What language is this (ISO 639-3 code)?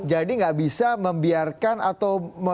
ind